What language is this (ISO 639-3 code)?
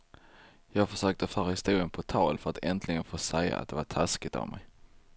swe